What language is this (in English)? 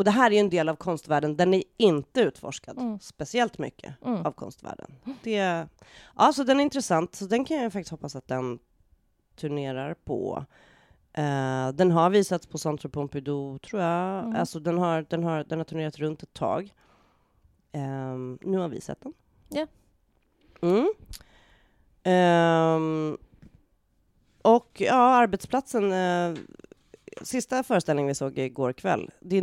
Swedish